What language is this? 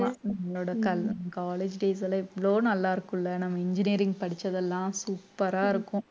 Tamil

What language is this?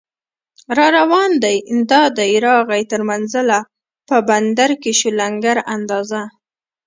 Pashto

